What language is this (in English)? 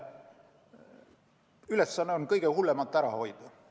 Estonian